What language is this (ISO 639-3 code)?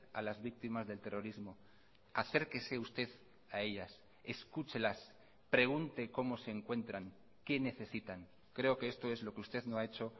spa